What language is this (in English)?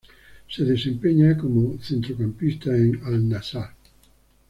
Spanish